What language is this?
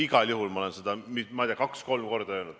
Estonian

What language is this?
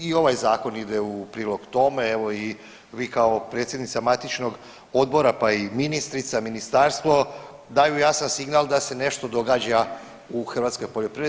Croatian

